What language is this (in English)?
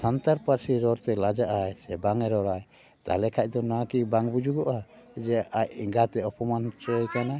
Santali